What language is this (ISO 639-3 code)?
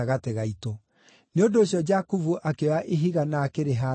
kik